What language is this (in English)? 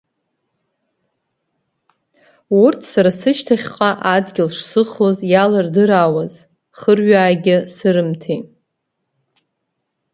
Abkhazian